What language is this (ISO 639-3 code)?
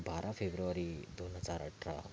mar